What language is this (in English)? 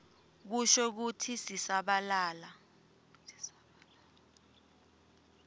Swati